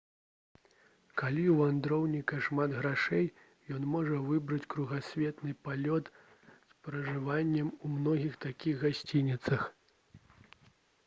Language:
Belarusian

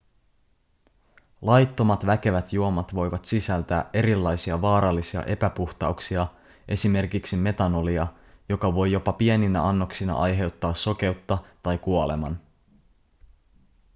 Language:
Finnish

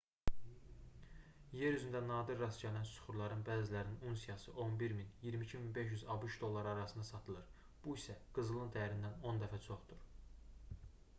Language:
Azerbaijani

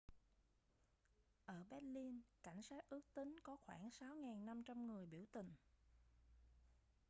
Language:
Vietnamese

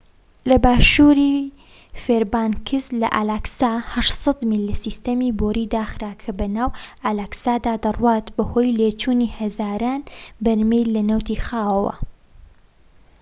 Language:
Central Kurdish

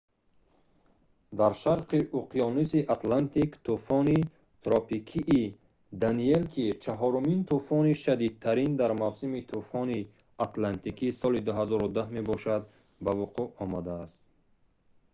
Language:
Tajik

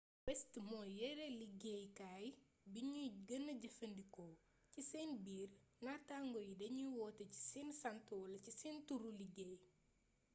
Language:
Wolof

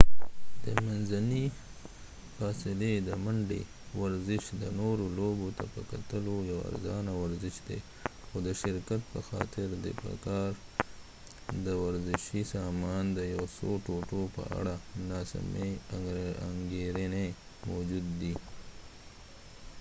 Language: Pashto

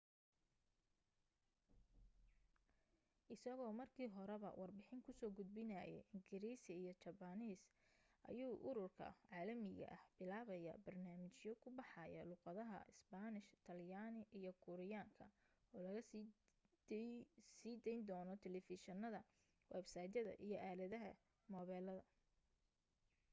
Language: Somali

